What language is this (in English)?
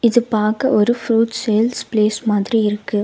Tamil